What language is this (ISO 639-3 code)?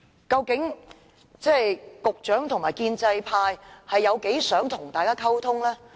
yue